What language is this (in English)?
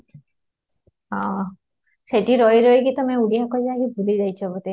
Odia